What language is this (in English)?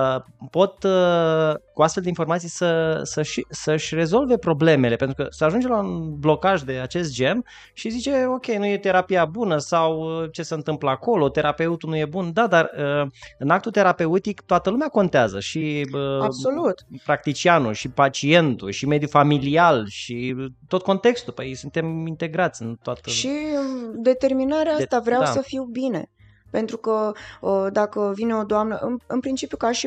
Romanian